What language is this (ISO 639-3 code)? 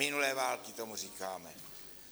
ces